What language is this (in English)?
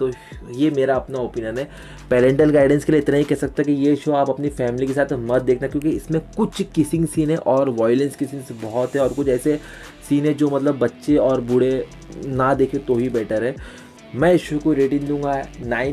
Hindi